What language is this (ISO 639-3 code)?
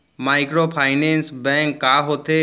hne